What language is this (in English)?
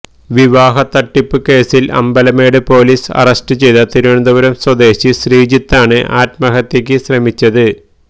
Malayalam